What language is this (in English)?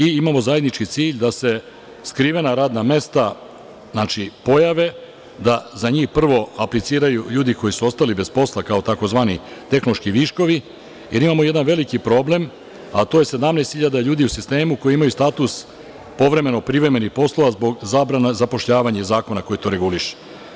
Serbian